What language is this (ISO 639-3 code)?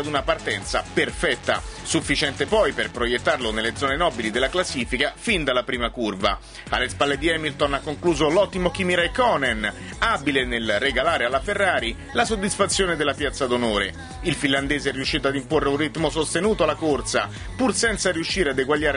ita